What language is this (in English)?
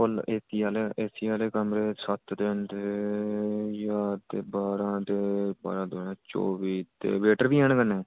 Dogri